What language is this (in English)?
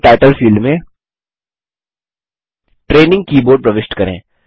Hindi